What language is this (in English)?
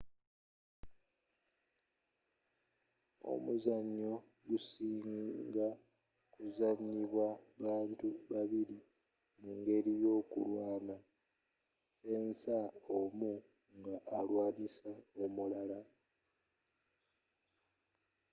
Ganda